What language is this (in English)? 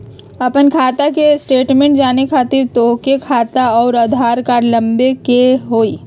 Magahi